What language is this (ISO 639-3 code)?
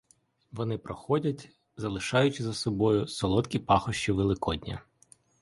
ukr